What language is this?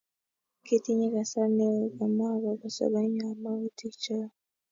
Kalenjin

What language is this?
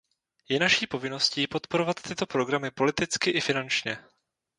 Czech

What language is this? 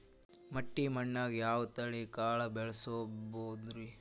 Kannada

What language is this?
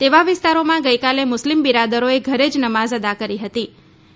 Gujarati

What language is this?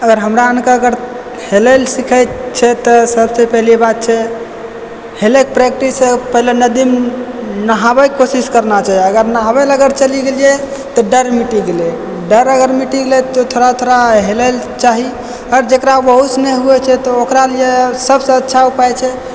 Maithili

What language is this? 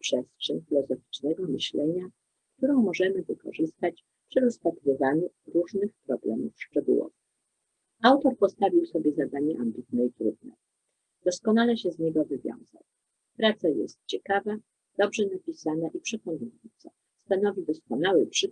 Polish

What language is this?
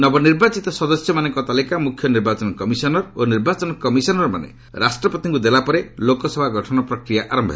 Odia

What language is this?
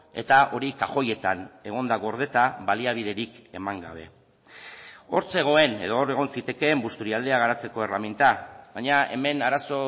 Basque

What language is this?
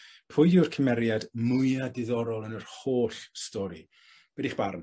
Welsh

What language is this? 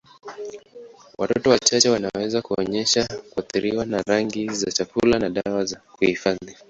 Swahili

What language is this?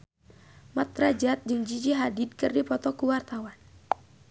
Sundanese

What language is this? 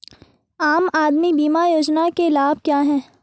Hindi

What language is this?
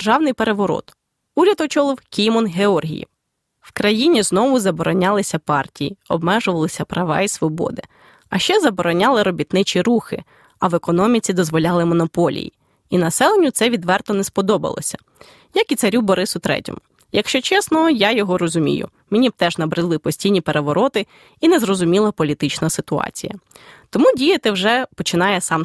Ukrainian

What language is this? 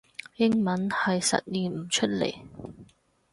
Cantonese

